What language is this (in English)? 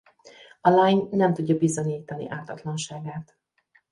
Hungarian